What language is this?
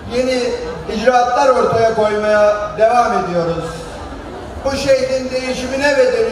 Turkish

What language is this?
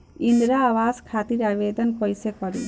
Bhojpuri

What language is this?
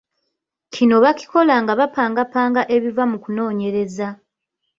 Ganda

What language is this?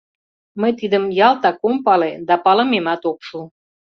Mari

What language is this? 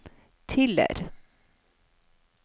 Norwegian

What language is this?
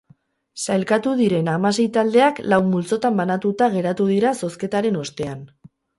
Basque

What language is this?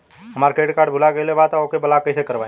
Bhojpuri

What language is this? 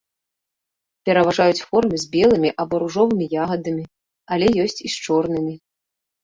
Belarusian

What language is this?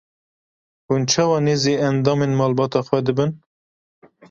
Kurdish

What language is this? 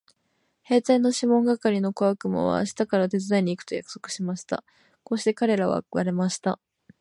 Japanese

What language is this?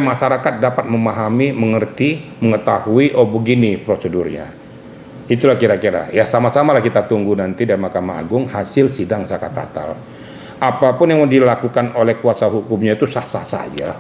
Indonesian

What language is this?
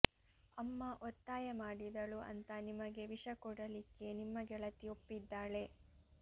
Kannada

